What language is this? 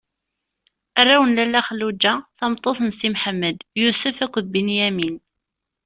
Kabyle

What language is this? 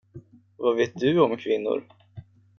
Swedish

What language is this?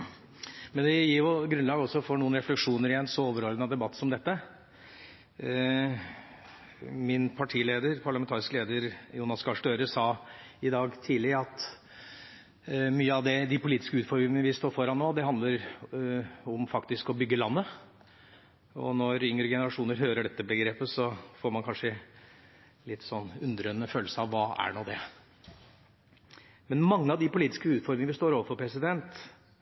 Norwegian Bokmål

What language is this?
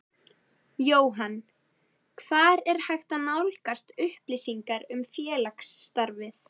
Icelandic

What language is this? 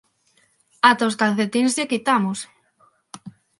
Galician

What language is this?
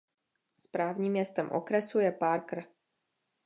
Czech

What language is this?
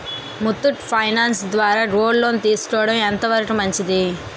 Telugu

